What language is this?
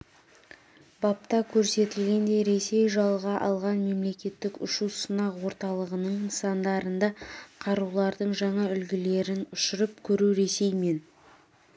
Kazakh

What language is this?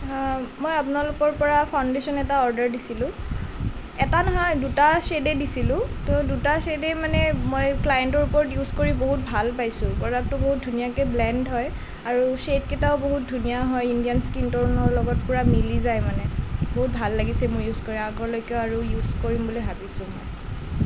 Assamese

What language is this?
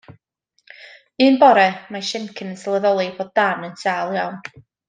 Welsh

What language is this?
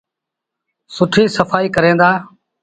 Sindhi Bhil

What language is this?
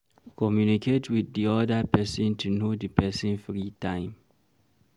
Nigerian Pidgin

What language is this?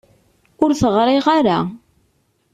Kabyle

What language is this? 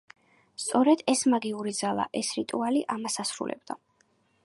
Georgian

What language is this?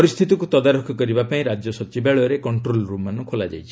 Odia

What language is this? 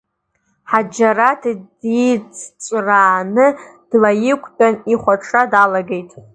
Abkhazian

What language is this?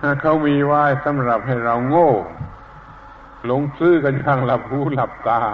Thai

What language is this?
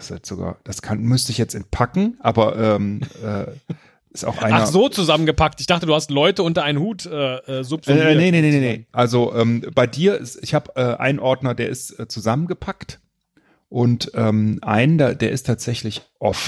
German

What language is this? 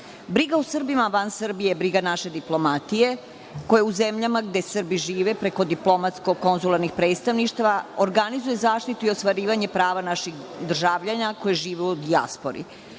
Serbian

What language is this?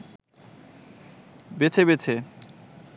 Bangla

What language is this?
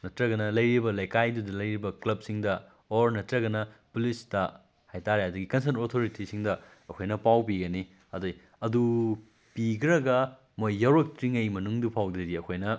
Manipuri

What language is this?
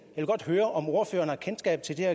Danish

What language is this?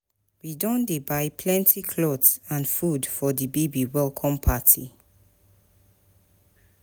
Nigerian Pidgin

